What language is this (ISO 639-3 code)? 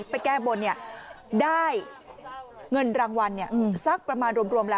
tha